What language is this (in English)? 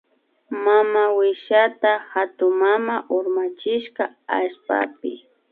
Imbabura Highland Quichua